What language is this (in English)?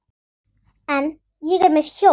Icelandic